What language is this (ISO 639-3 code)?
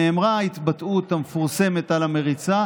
heb